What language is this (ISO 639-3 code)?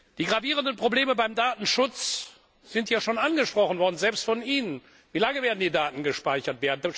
deu